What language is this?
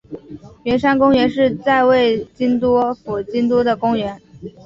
Chinese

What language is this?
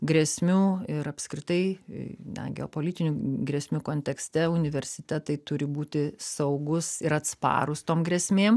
Lithuanian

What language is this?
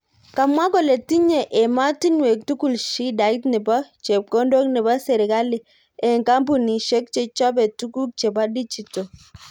Kalenjin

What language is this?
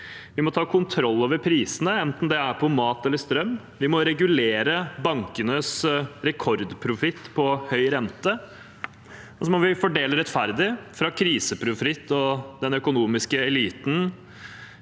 Norwegian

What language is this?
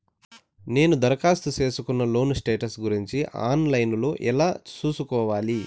Telugu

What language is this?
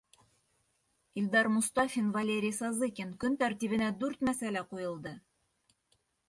Bashkir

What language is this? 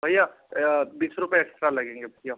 Hindi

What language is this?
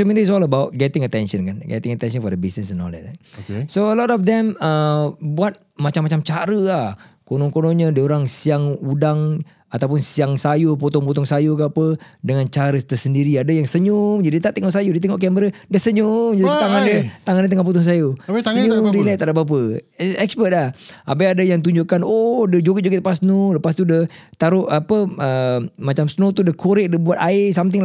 Malay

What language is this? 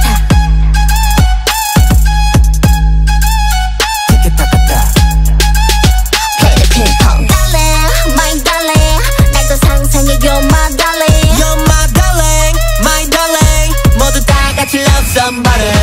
Korean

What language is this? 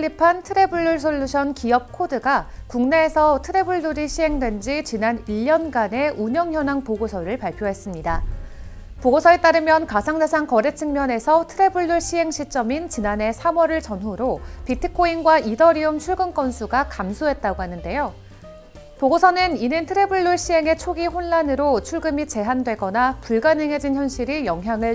Korean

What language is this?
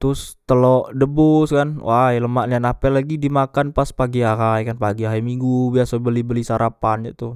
Musi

